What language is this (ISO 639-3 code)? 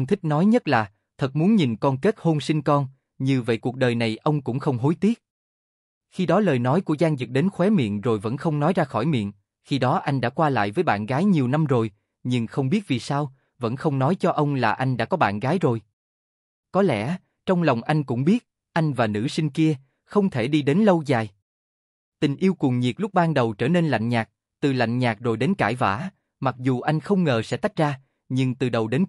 vie